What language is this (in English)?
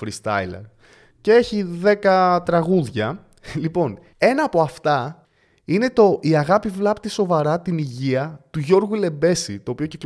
Greek